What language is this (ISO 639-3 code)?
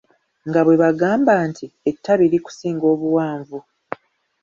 lug